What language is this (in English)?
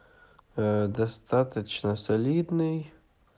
Russian